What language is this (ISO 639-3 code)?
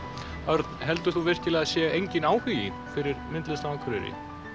isl